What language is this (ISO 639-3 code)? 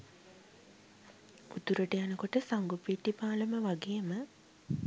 sin